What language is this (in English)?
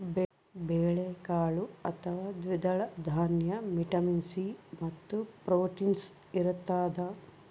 Kannada